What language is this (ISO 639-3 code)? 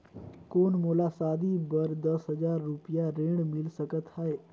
hne